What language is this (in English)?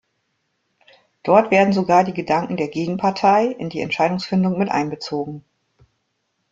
German